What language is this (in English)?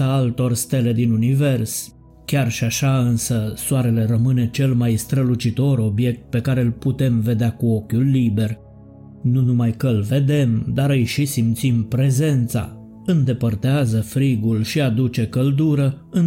Romanian